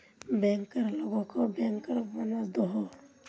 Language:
Magahi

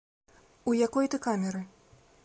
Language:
Belarusian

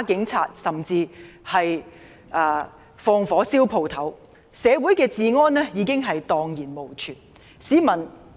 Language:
Cantonese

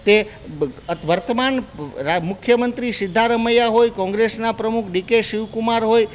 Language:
Gujarati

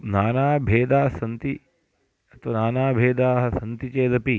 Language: Sanskrit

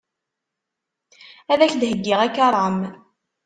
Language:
Kabyle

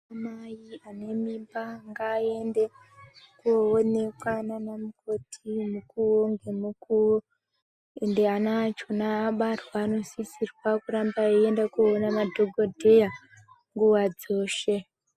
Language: Ndau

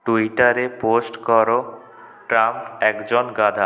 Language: Bangla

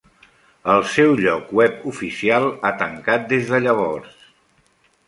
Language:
Catalan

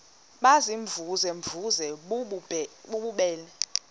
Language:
Xhosa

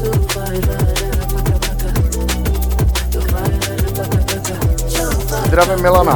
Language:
Czech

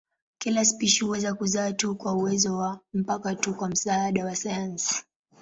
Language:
Swahili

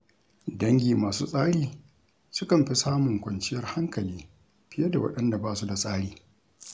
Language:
Hausa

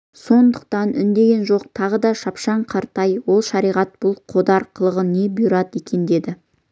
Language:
Kazakh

